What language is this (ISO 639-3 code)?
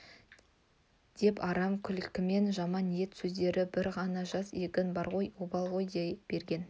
kaz